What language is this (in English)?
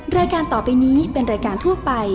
Thai